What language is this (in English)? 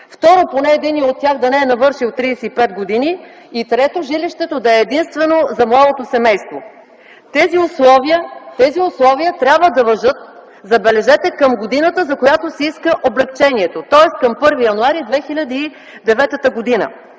Bulgarian